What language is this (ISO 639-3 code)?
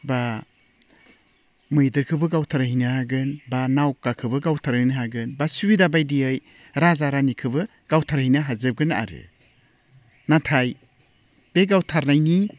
brx